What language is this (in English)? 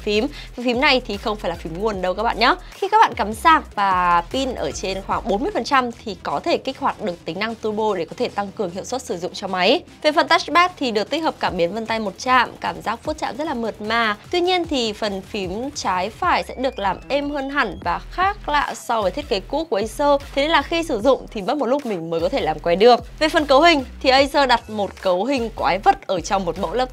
Vietnamese